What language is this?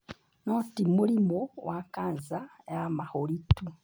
Kikuyu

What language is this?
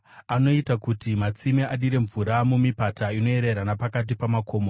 Shona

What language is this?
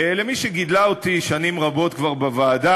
Hebrew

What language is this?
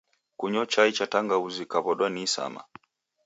Taita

